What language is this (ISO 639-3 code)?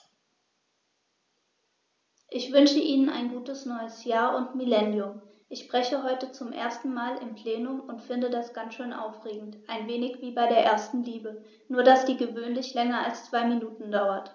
deu